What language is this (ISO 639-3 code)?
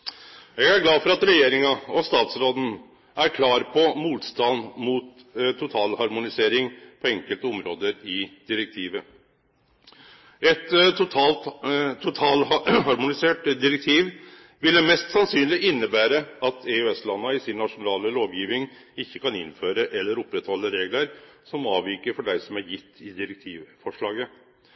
nno